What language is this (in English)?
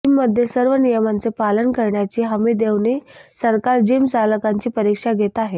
Marathi